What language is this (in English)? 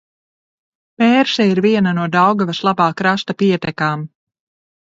Latvian